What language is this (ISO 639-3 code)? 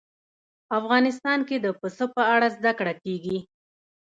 pus